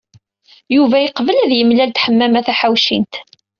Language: Kabyle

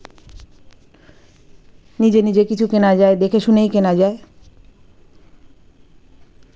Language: Bangla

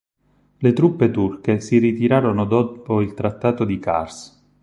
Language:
Italian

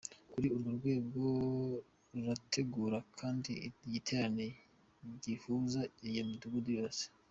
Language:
Kinyarwanda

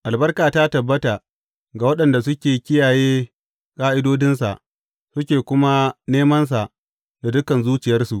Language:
Hausa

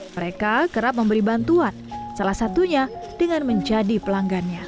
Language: Indonesian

